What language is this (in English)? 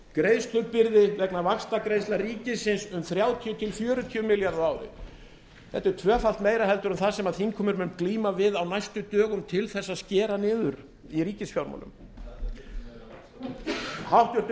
Icelandic